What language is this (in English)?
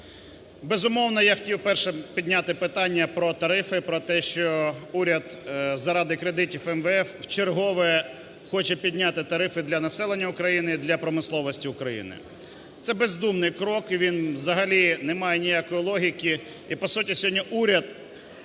Ukrainian